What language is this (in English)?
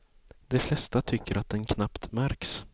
Swedish